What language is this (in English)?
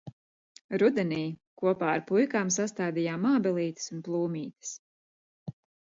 Latvian